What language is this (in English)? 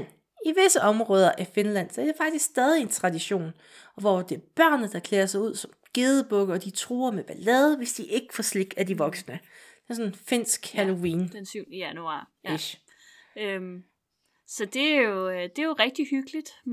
Danish